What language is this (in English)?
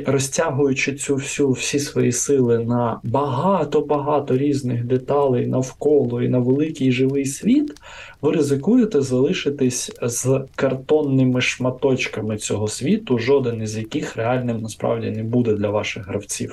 Ukrainian